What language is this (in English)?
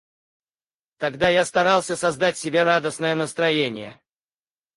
Russian